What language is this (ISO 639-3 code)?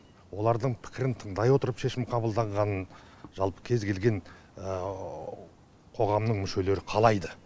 kaz